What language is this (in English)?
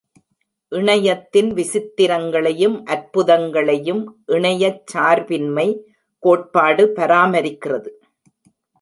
Tamil